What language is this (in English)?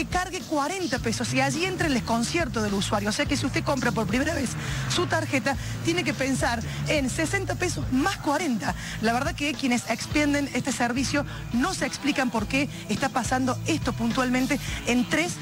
Spanish